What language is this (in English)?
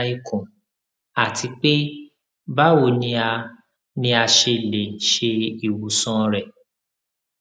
Yoruba